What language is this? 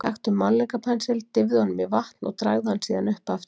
Icelandic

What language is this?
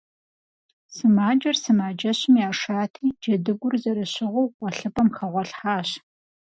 Kabardian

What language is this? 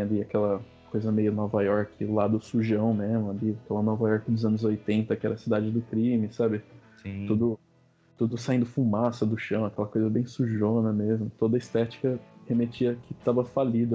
Portuguese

